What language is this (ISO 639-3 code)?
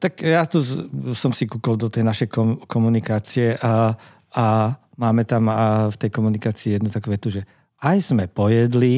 slk